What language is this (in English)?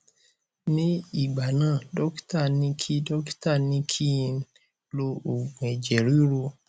Yoruba